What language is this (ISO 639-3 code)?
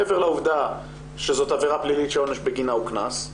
heb